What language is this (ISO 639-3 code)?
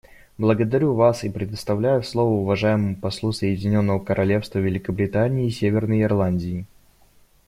rus